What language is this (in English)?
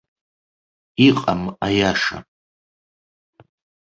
Abkhazian